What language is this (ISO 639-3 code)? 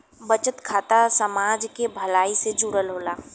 bho